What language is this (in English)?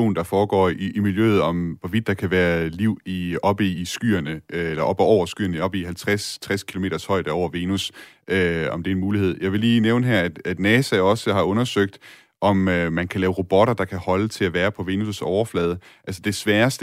Danish